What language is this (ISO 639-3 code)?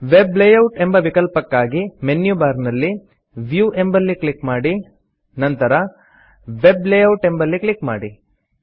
kan